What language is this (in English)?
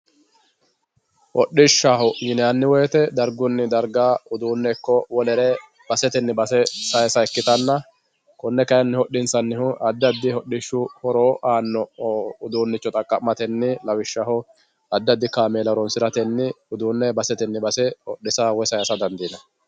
Sidamo